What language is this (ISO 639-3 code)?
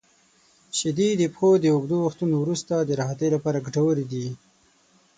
pus